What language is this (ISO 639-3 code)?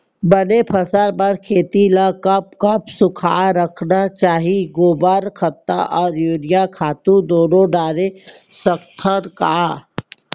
hne